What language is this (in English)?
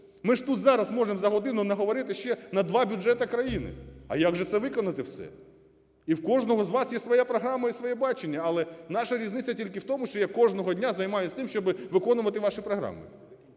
Ukrainian